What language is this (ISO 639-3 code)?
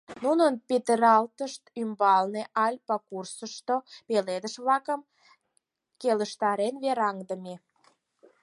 chm